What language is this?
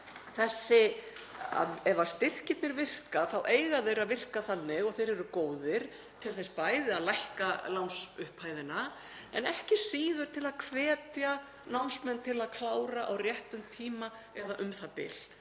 Icelandic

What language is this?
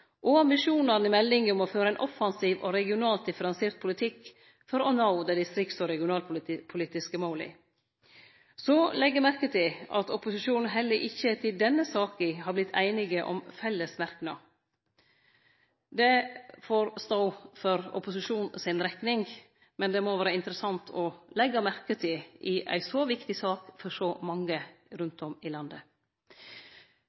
Norwegian Nynorsk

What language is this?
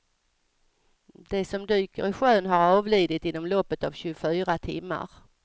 Swedish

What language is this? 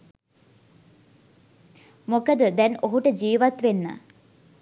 Sinhala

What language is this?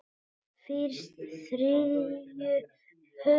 Icelandic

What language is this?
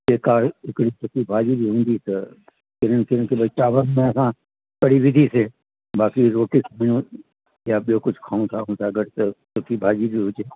Sindhi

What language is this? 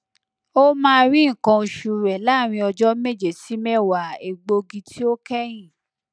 Yoruba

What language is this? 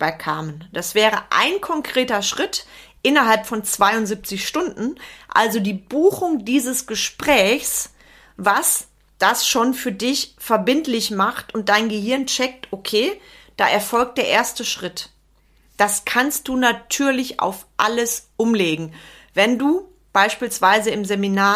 German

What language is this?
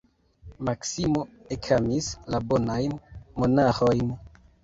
Esperanto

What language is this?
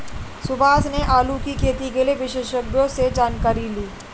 Hindi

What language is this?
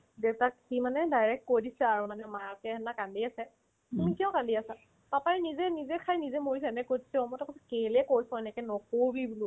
Assamese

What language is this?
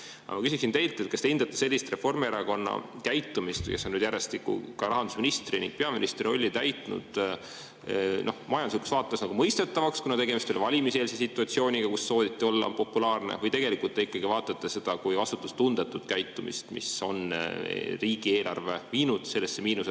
Estonian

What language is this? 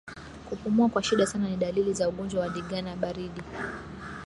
Swahili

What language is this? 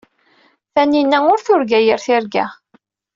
Kabyle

